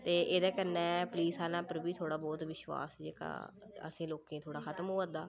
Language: Dogri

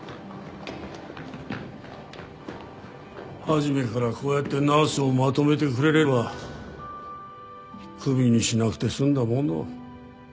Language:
Japanese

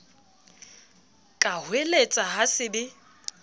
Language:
Southern Sotho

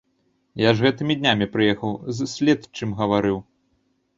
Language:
Belarusian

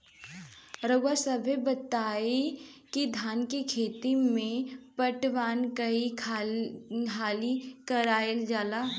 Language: Bhojpuri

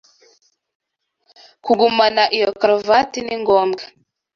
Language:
Kinyarwanda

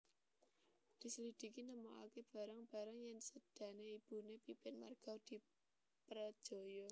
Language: Javanese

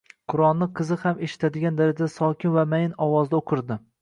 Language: Uzbek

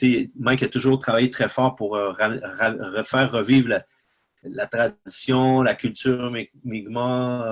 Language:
French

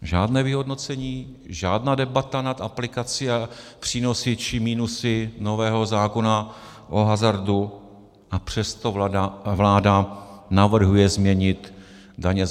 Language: Czech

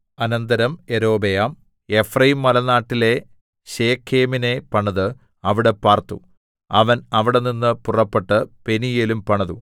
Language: Malayalam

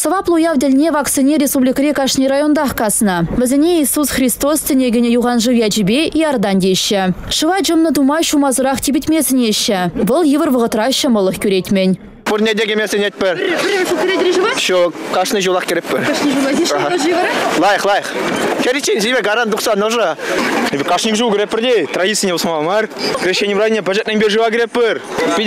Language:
Russian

